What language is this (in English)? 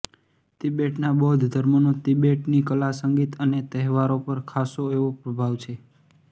Gujarati